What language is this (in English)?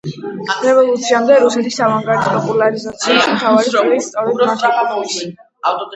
Georgian